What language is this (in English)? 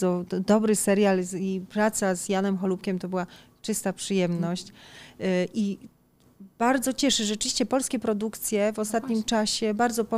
Polish